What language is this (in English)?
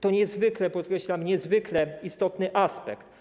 Polish